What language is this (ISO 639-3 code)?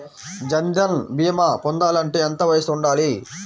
tel